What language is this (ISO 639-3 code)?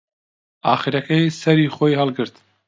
ckb